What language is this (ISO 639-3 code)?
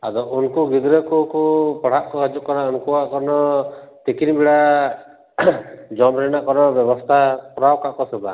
sat